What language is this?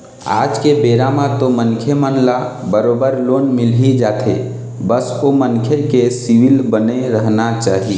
Chhattisgarhi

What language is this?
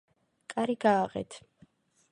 Georgian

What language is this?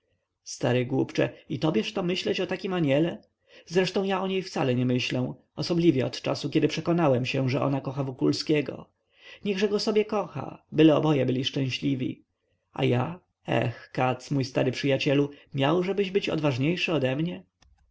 Polish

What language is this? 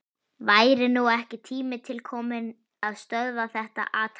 Icelandic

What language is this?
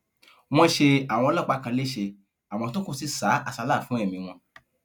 Yoruba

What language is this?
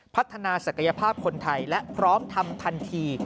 Thai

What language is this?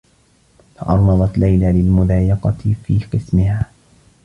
Arabic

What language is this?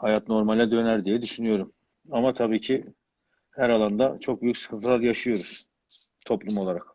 Turkish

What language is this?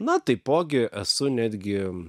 Lithuanian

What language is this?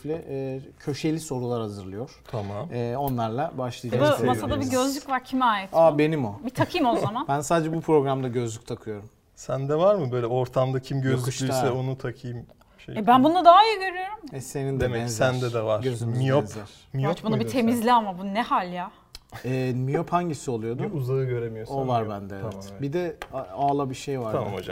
Turkish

